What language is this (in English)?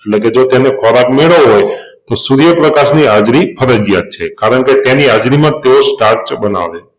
Gujarati